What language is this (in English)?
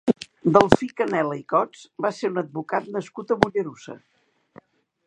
Catalan